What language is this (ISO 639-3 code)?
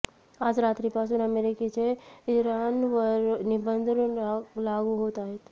mar